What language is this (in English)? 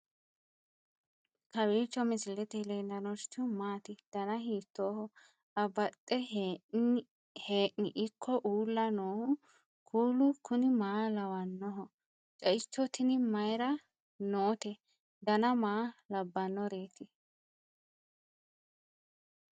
Sidamo